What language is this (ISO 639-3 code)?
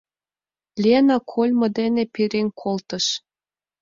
chm